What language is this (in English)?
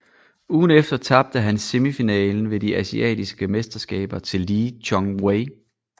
Danish